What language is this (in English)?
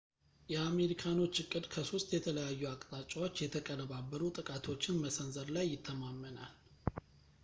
Amharic